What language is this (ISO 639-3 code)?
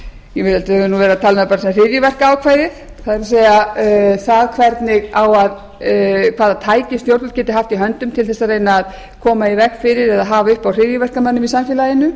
isl